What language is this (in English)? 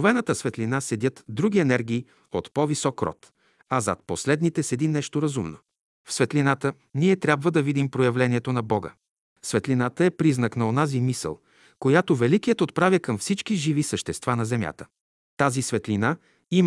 Bulgarian